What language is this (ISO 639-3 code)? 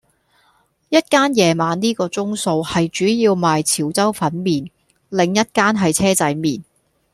yue